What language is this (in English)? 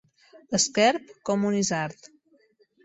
Catalan